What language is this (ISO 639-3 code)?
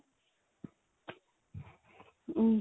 pan